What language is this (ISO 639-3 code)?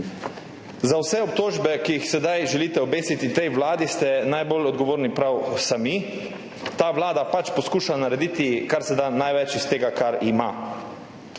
slv